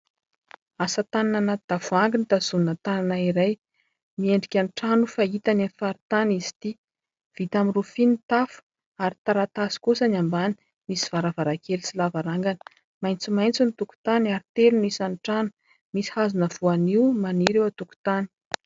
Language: Malagasy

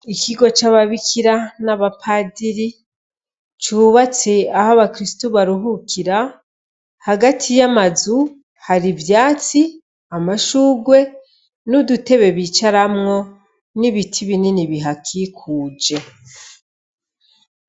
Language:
Rundi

